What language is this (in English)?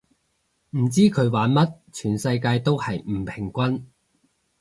Cantonese